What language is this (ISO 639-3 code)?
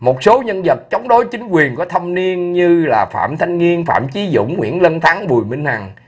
vie